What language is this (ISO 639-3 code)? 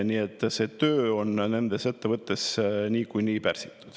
est